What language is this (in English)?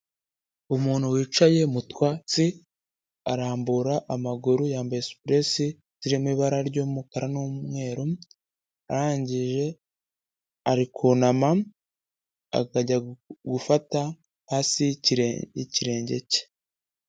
Kinyarwanda